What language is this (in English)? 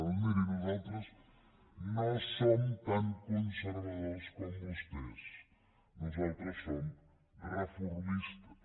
Catalan